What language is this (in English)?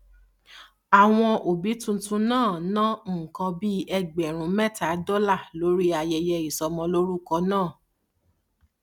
Yoruba